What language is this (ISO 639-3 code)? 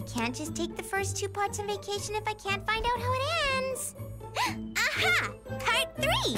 eng